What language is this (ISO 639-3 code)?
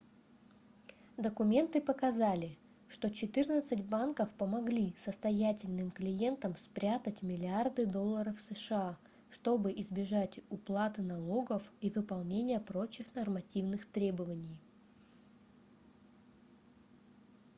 rus